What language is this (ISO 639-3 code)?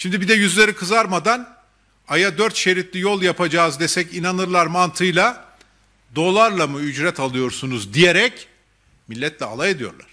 tur